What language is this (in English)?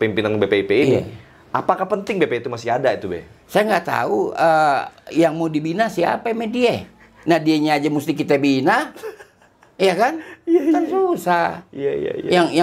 Indonesian